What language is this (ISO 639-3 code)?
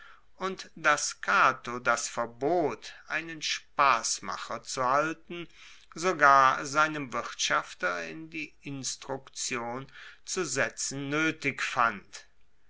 deu